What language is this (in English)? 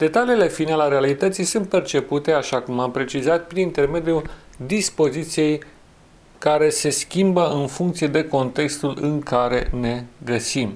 Romanian